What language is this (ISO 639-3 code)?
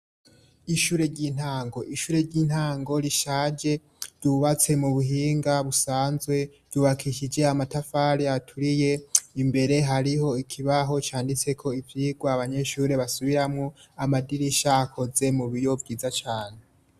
run